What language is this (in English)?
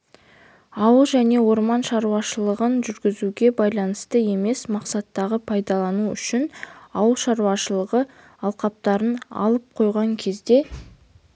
Kazakh